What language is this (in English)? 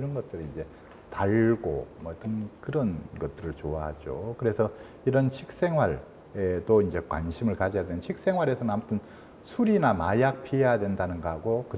Korean